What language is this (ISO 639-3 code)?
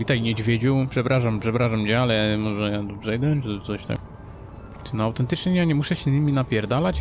pol